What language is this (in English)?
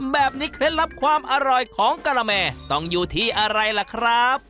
Thai